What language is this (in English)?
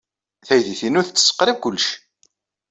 Kabyle